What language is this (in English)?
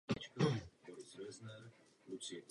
Czech